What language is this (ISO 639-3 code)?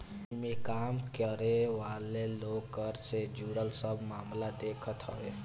bho